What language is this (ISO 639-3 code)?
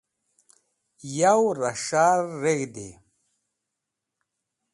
wbl